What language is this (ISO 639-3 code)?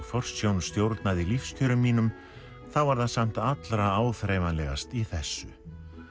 isl